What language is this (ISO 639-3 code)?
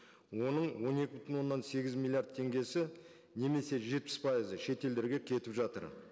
kaz